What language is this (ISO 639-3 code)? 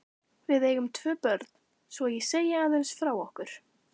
isl